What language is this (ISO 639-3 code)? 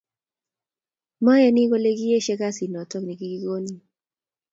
kln